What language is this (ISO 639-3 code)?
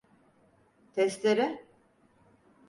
tur